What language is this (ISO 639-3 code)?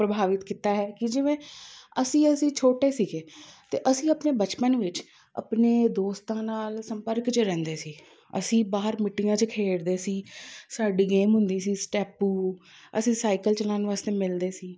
pan